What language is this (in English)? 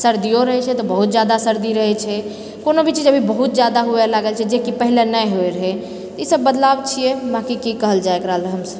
Maithili